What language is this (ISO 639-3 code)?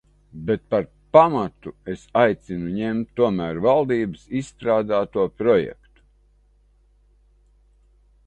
lav